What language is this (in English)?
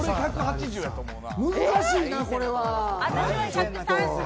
Japanese